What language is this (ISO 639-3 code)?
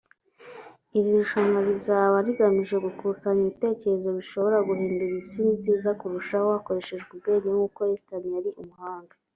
kin